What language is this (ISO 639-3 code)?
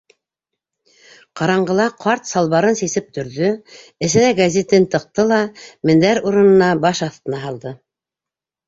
bak